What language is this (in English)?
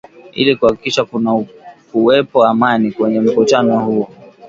Swahili